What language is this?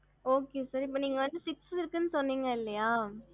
Tamil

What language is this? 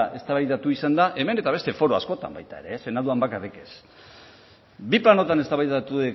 Basque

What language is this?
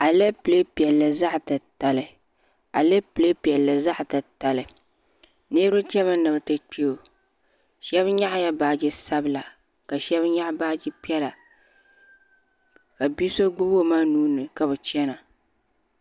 Dagbani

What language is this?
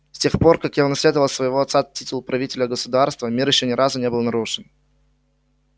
Russian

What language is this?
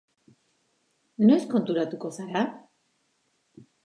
Basque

